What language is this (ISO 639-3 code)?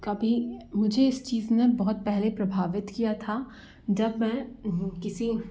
hin